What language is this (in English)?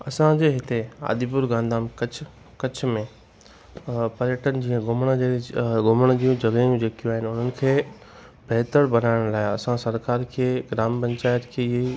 Sindhi